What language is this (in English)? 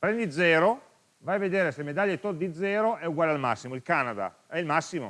Italian